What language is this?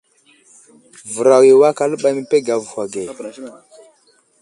Wuzlam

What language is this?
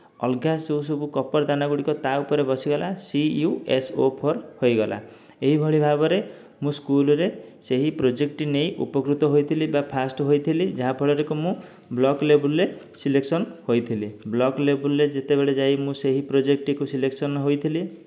Odia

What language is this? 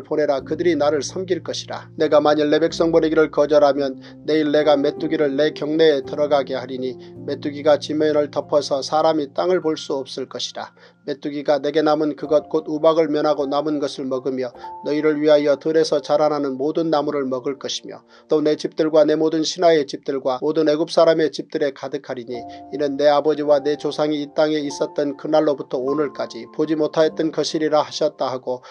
Korean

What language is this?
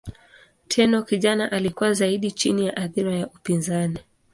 Swahili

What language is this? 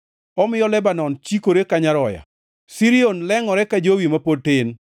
Luo (Kenya and Tanzania)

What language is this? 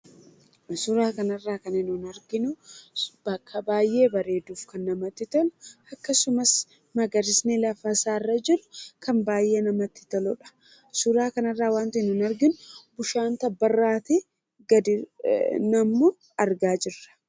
Oromo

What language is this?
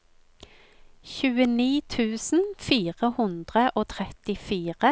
Norwegian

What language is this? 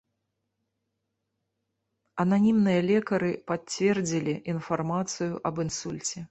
Belarusian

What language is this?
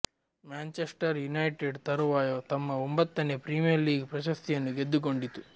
Kannada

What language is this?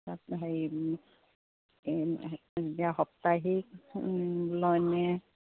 Assamese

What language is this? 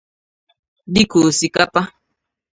Igbo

